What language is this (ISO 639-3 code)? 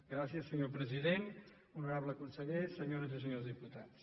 cat